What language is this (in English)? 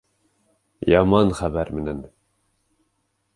Bashkir